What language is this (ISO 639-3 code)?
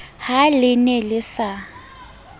sot